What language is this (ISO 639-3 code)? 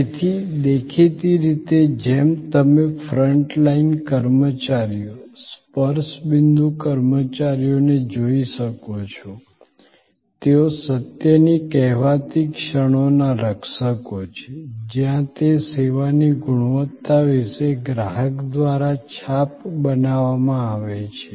guj